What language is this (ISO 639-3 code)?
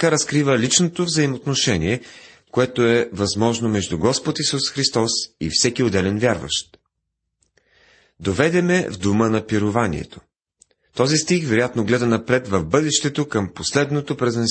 bul